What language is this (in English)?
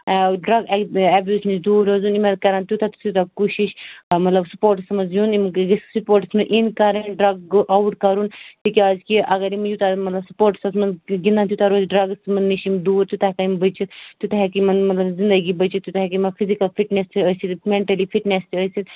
Kashmiri